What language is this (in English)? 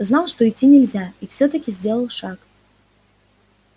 Russian